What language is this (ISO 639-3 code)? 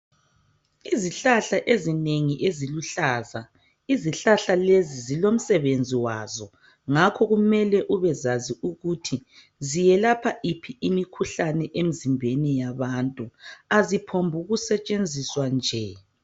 nde